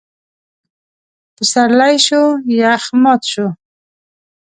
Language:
Pashto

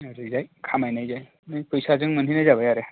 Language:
Bodo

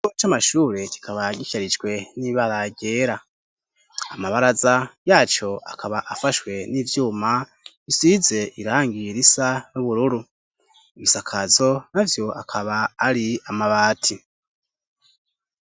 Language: Rundi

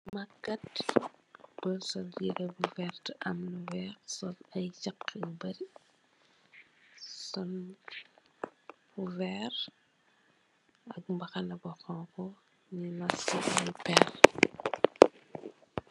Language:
Wolof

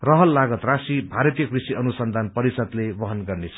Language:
Nepali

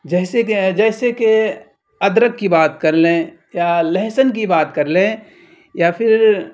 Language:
Urdu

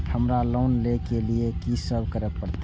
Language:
Maithili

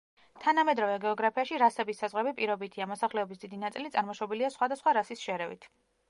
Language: Georgian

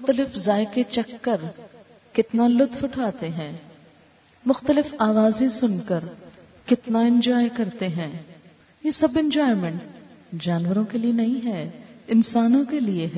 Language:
Urdu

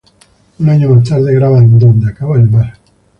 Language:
Spanish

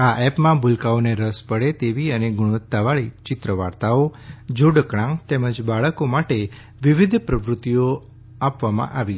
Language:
Gujarati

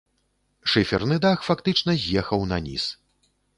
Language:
Belarusian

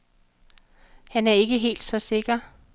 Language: Danish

